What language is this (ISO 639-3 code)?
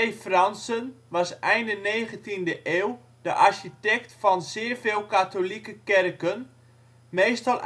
nld